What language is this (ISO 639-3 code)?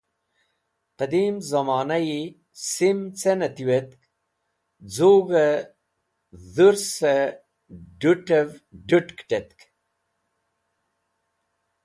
wbl